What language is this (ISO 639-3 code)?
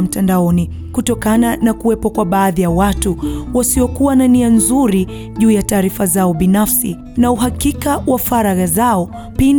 swa